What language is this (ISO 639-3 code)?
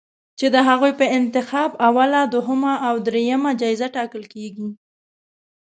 pus